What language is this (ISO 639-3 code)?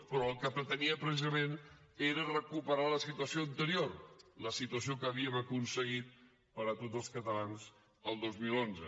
cat